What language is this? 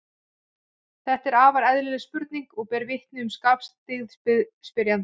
Icelandic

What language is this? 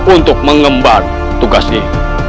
Indonesian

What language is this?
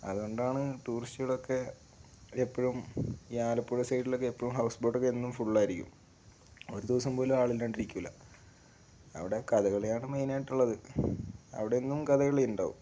Malayalam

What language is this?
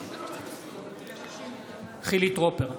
Hebrew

